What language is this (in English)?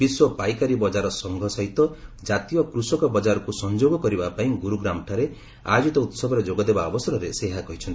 Odia